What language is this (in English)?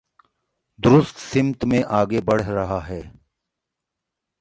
Urdu